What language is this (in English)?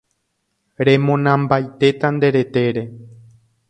Guarani